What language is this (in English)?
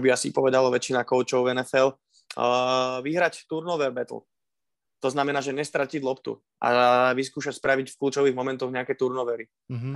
Slovak